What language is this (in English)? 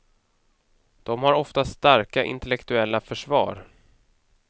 Swedish